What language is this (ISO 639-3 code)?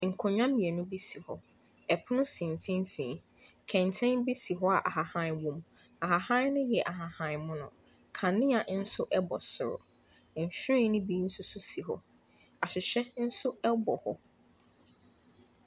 aka